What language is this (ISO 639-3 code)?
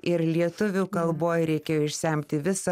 lit